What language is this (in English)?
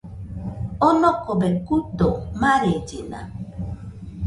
Nüpode Huitoto